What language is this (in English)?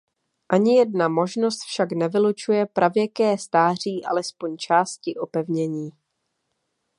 Czech